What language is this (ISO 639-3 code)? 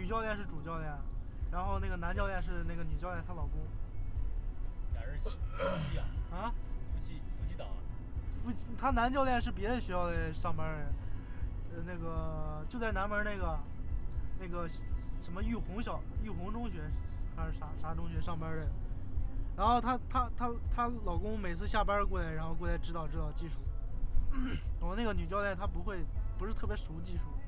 zho